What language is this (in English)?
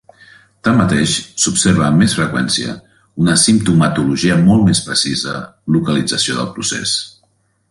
Catalan